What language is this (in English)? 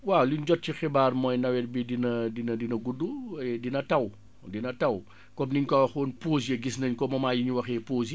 Wolof